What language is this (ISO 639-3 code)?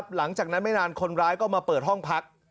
tha